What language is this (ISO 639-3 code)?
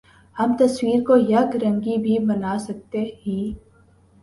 urd